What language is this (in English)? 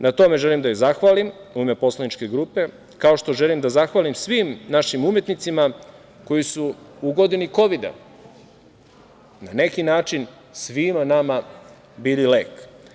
Serbian